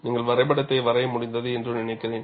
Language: Tamil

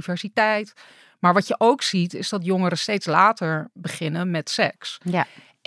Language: Dutch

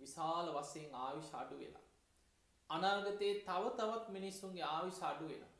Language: Hindi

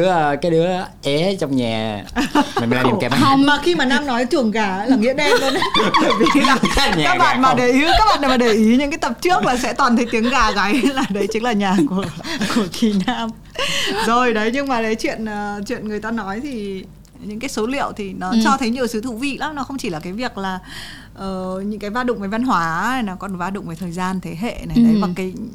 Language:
Vietnamese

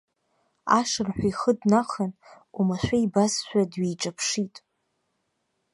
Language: Abkhazian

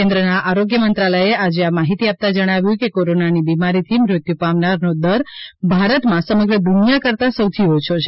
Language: Gujarati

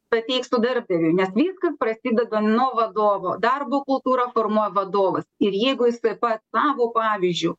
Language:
Lithuanian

